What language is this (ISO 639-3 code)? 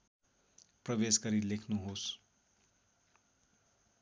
nep